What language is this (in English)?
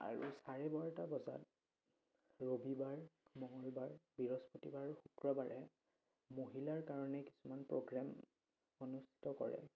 Assamese